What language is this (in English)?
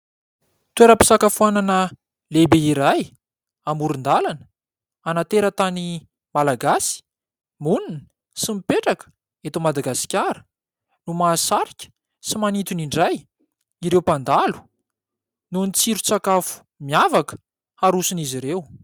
Malagasy